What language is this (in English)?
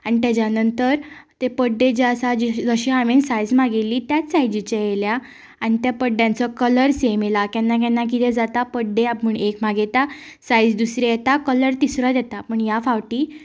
Konkani